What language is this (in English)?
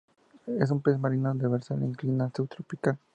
Spanish